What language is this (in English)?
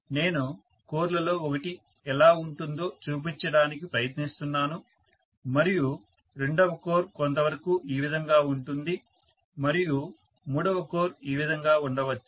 Telugu